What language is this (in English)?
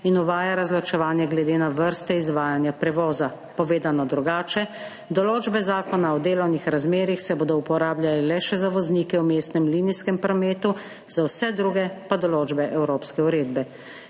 Slovenian